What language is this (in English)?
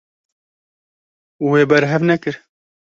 Kurdish